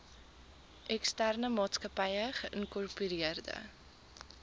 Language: Afrikaans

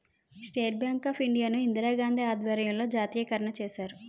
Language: Telugu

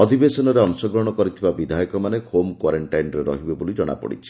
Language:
Odia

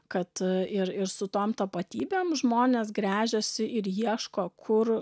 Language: Lithuanian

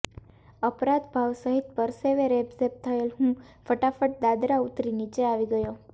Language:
Gujarati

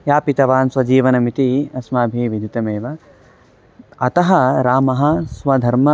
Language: Sanskrit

